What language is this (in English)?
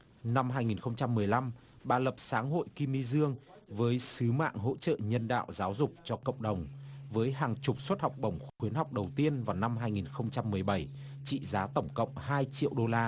Vietnamese